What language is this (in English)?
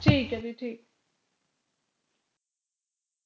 Punjabi